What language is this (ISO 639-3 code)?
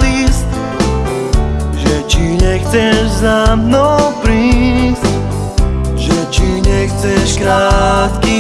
slk